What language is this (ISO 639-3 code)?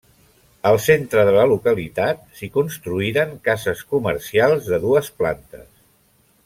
cat